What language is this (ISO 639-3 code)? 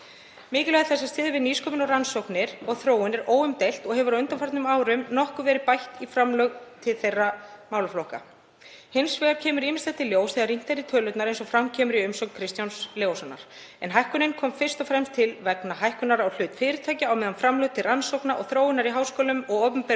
isl